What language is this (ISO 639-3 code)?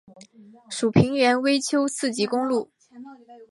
zho